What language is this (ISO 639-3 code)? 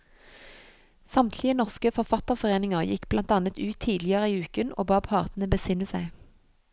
nor